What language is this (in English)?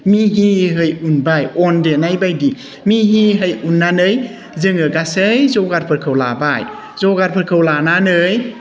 Bodo